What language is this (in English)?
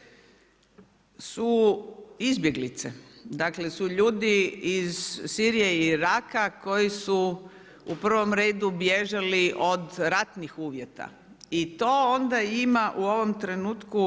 Croatian